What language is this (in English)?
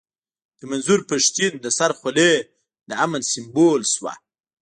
Pashto